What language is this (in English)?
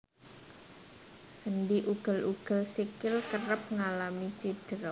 Javanese